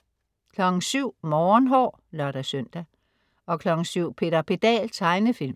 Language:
Danish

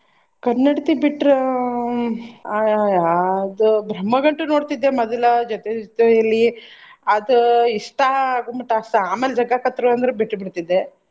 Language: Kannada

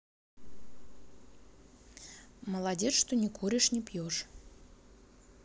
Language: Russian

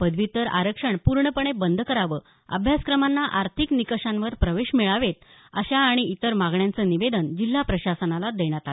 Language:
Marathi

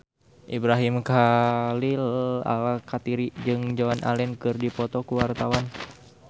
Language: Sundanese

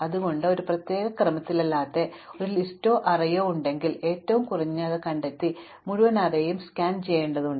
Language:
Malayalam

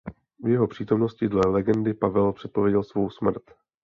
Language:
Czech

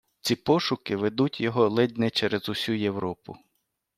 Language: Ukrainian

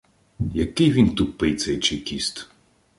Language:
Ukrainian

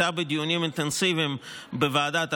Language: Hebrew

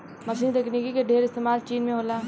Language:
Bhojpuri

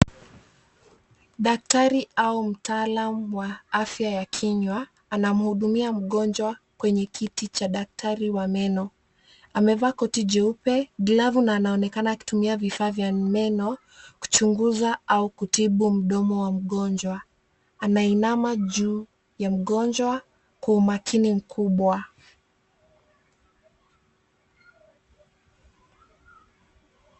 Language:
Swahili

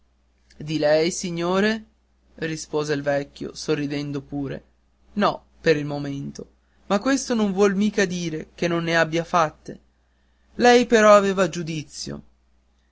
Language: Italian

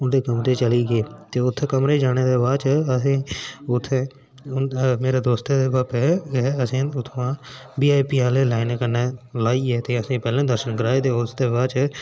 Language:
Dogri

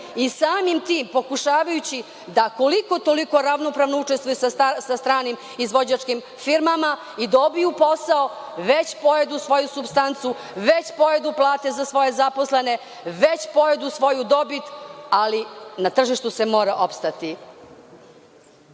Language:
Serbian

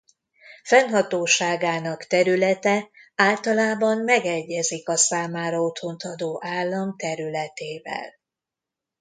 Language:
Hungarian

